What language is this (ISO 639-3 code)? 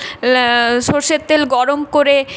ben